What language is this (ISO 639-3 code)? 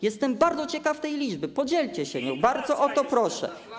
pol